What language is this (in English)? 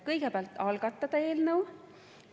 Estonian